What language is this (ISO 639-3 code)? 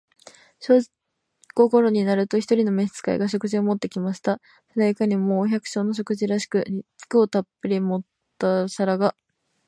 jpn